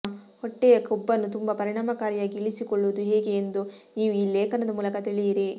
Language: Kannada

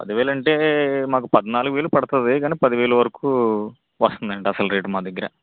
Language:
Telugu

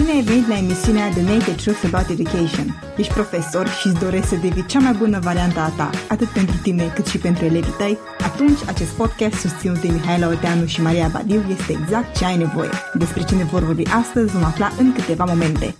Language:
Romanian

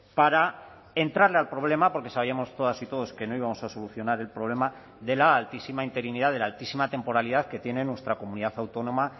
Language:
Spanish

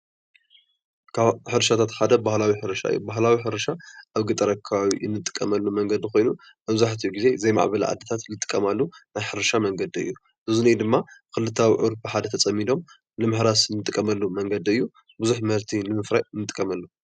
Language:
Tigrinya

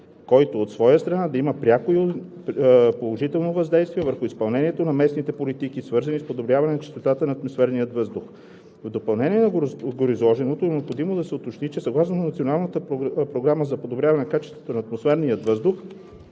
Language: Bulgarian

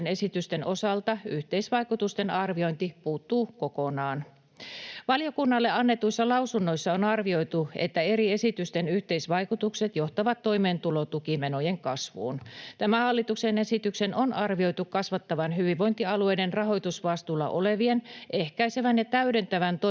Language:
Finnish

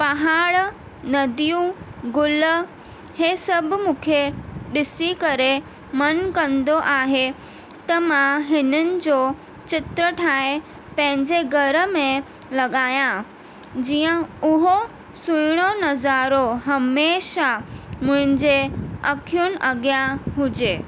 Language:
Sindhi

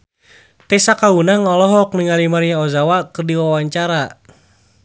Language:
Sundanese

